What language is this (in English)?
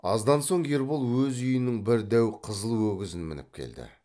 Kazakh